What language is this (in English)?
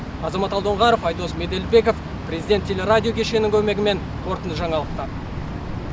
Kazakh